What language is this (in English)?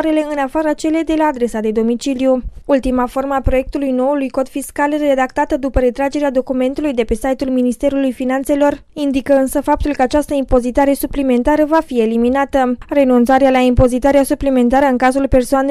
Romanian